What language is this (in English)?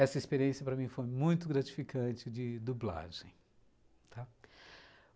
Portuguese